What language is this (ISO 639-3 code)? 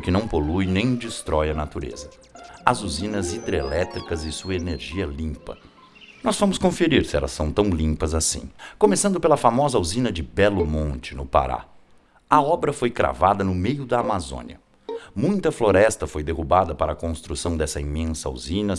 por